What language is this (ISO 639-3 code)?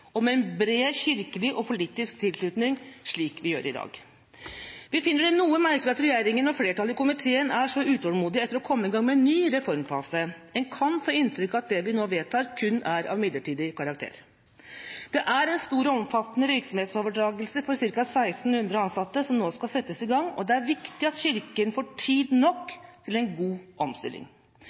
nob